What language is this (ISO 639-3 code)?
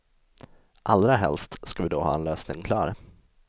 swe